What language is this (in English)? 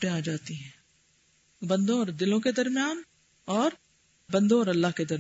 Urdu